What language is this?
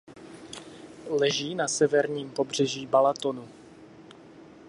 Czech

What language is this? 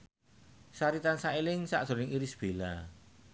Javanese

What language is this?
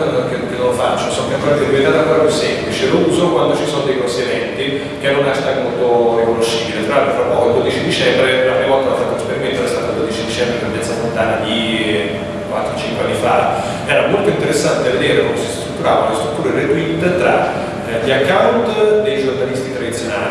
Italian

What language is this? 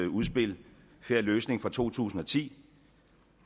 Danish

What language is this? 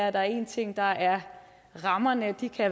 Danish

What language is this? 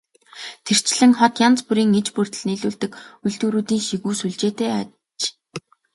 Mongolian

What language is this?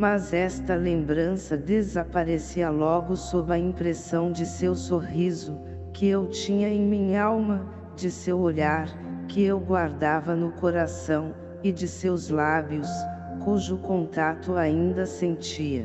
Portuguese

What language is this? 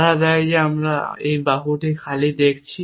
Bangla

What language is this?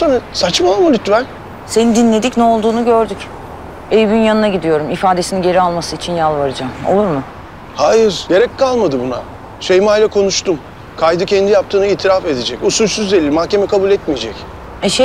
Turkish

